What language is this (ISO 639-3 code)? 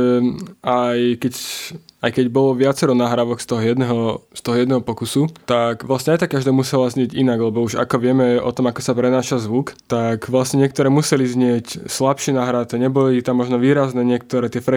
slk